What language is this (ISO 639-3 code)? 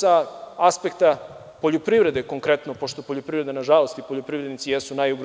srp